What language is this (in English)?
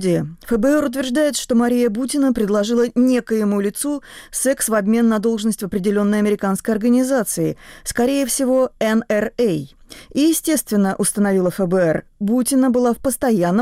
Russian